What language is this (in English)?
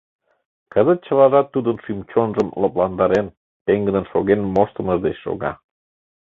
Mari